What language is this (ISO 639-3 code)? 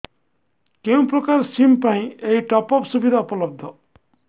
ori